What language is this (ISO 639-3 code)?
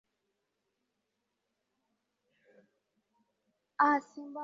swa